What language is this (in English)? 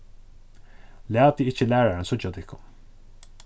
Faroese